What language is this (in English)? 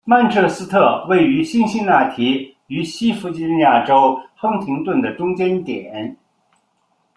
Chinese